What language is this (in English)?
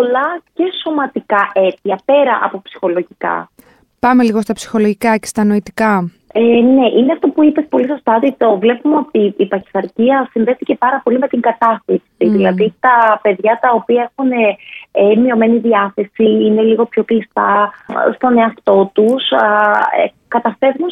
Greek